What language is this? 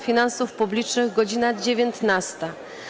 Polish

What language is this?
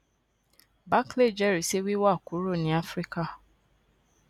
Yoruba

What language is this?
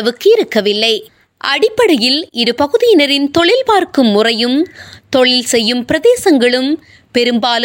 Tamil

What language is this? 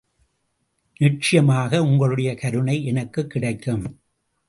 Tamil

